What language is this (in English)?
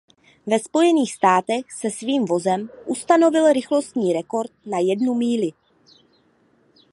Czech